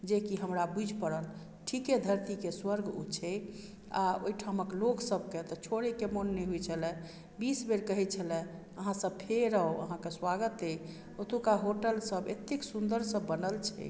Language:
Maithili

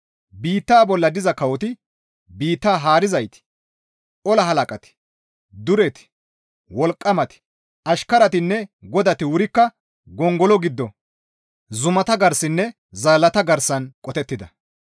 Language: Gamo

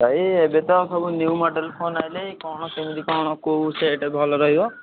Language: Odia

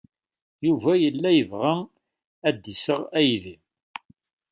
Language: Kabyle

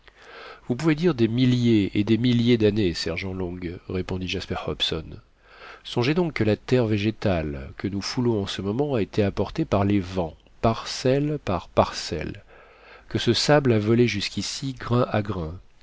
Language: French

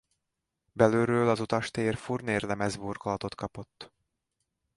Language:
Hungarian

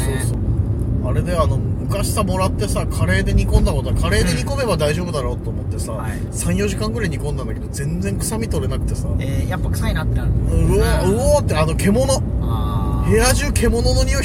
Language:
Japanese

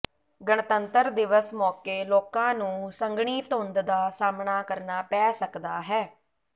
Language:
Punjabi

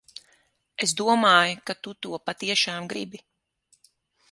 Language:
Latvian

